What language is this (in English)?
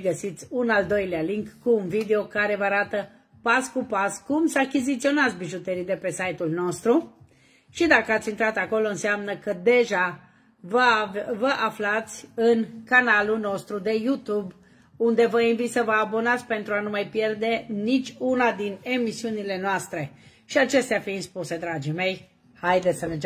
Romanian